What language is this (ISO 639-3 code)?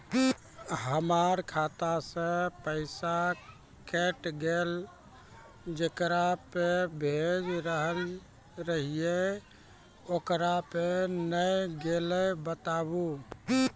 mai